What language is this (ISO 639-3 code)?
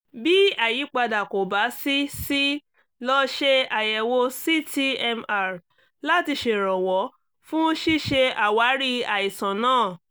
yor